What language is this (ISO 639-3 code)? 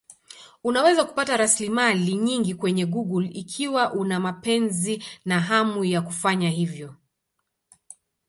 swa